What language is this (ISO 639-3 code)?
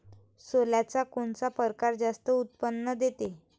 mar